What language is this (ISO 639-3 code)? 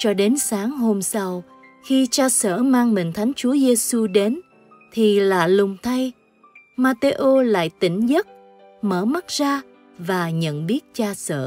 vie